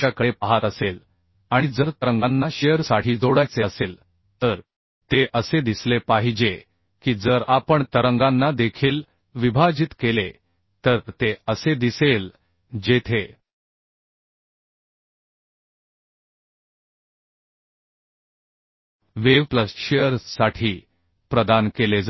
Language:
Marathi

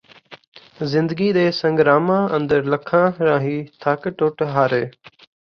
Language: Punjabi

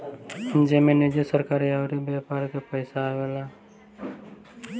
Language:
Bhojpuri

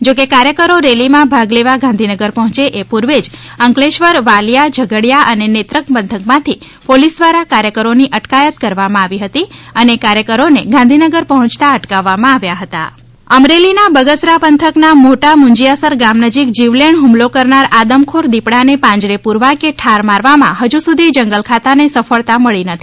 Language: Gujarati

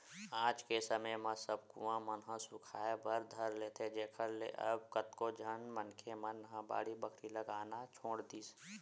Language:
Chhattisgarhi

